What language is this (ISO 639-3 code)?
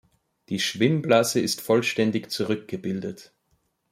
deu